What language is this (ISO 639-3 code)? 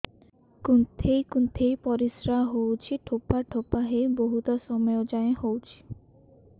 ori